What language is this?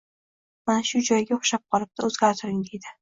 Uzbek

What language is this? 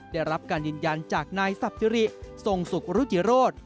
Thai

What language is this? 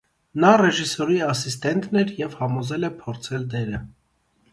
Armenian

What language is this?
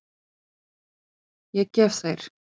Icelandic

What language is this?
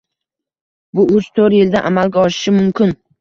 Uzbek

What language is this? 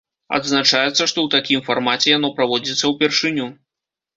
Belarusian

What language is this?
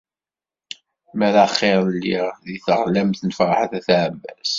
Kabyle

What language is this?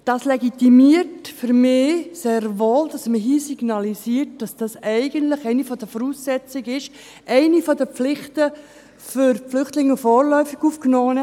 Swiss German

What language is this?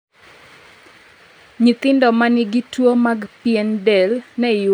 Luo (Kenya and Tanzania)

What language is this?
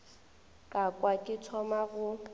Northern Sotho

